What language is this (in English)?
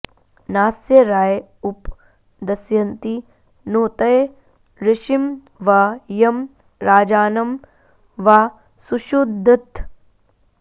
Sanskrit